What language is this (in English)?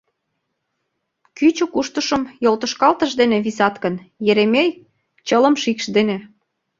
Mari